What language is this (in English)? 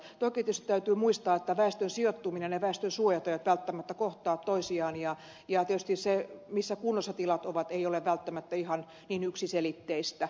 Finnish